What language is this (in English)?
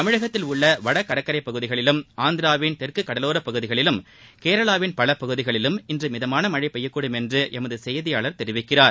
Tamil